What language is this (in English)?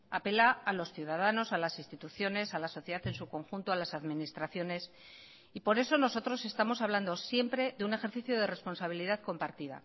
Spanish